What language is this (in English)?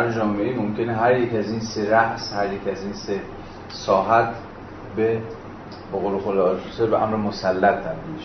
Persian